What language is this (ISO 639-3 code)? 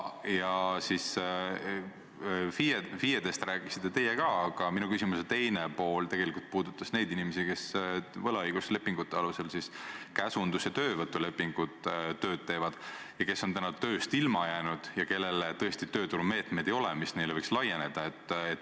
est